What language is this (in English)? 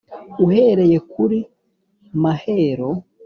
Kinyarwanda